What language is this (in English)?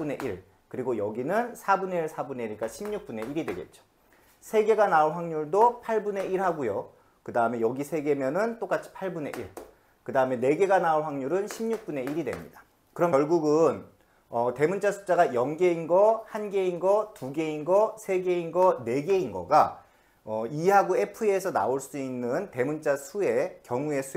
Korean